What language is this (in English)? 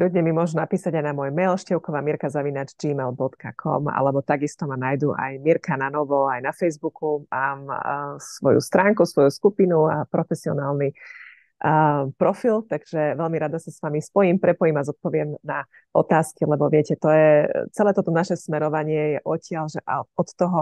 Slovak